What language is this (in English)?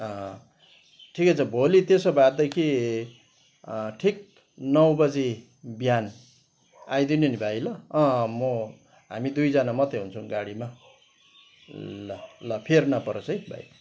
Nepali